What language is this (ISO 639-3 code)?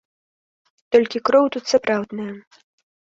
bel